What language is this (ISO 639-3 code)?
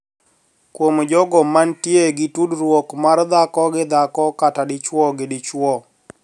luo